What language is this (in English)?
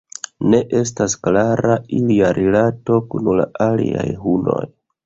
Esperanto